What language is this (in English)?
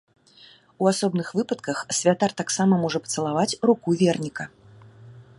Belarusian